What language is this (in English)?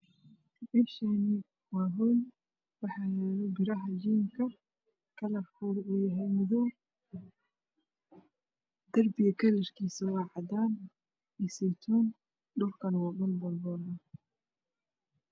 Somali